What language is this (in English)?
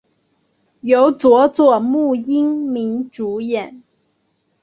Chinese